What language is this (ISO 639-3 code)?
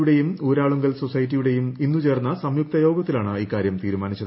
mal